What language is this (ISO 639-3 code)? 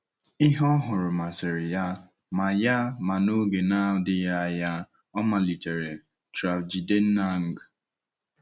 ibo